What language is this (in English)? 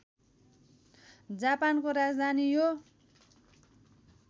Nepali